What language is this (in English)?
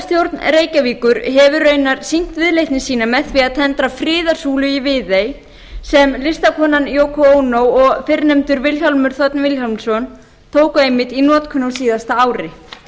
Icelandic